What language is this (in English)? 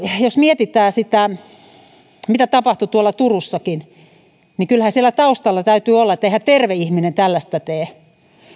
Finnish